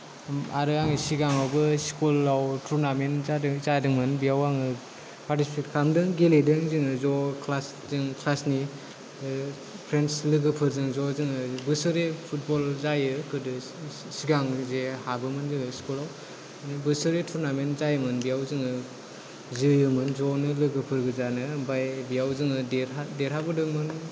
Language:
Bodo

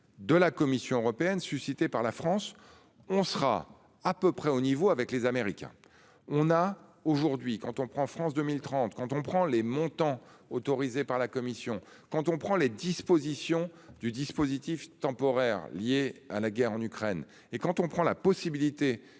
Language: French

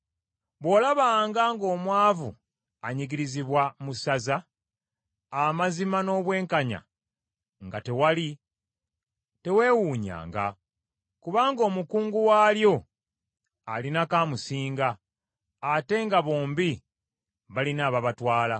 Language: Ganda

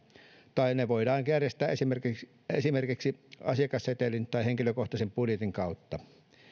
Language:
Finnish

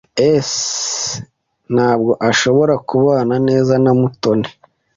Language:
Kinyarwanda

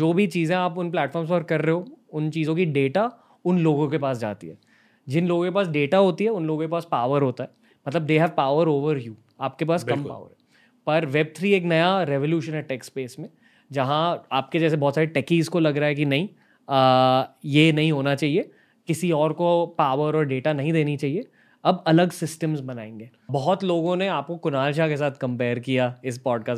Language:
Hindi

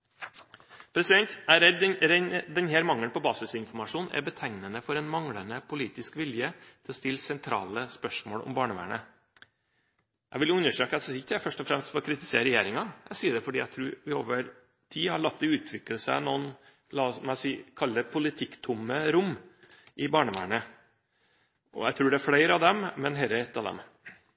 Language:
Norwegian Bokmål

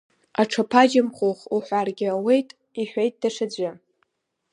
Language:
Abkhazian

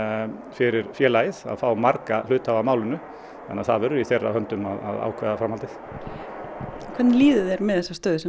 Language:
Icelandic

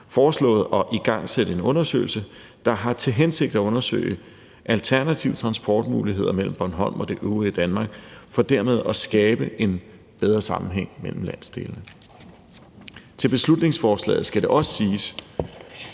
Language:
Danish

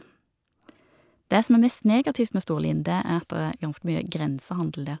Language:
Norwegian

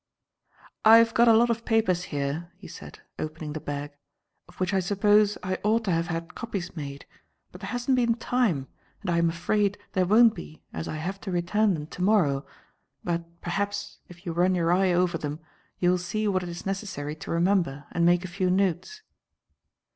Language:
English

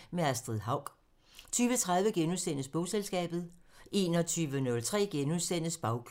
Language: Danish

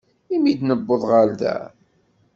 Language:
Kabyle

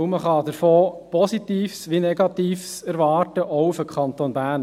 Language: Swiss German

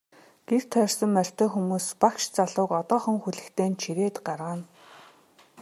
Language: Mongolian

